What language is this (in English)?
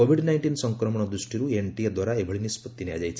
Odia